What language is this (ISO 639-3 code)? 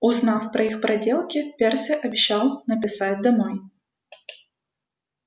rus